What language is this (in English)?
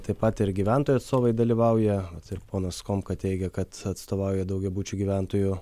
Lithuanian